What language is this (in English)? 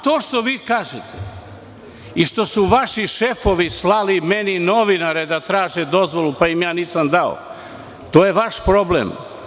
Serbian